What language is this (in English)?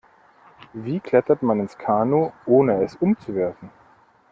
German